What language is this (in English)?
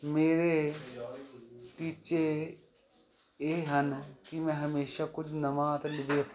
Punjabi